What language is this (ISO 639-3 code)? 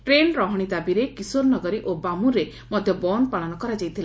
ori